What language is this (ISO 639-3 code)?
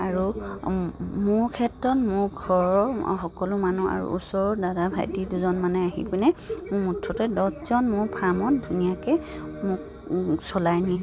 asm